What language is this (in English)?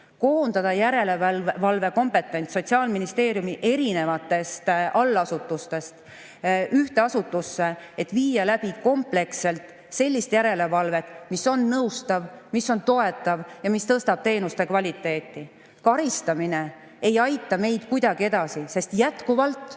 Estonian